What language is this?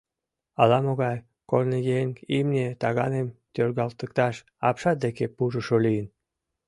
Mari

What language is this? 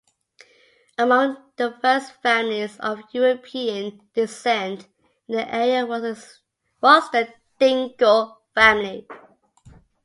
English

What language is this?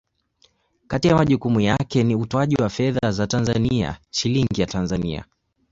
Swahili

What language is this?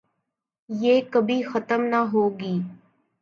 Urdu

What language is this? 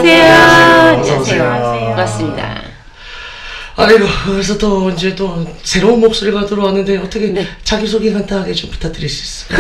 Korean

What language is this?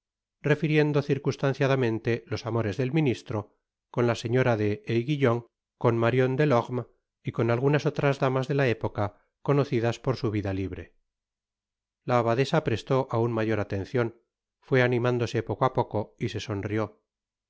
Spanish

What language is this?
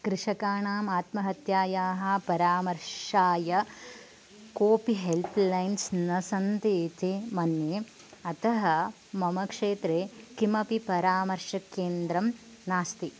Sanskrit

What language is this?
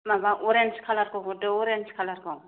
Bodo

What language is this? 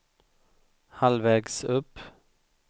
Swedish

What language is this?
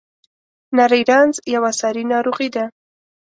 Pashto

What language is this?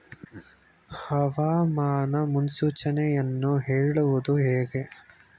Kannada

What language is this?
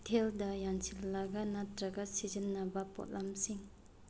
Manipuri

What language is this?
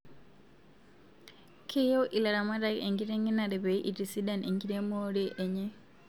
Masai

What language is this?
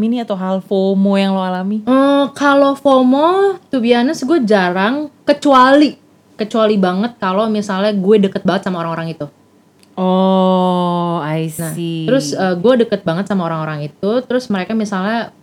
Indonesian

